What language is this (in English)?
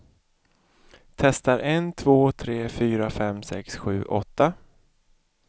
Swedish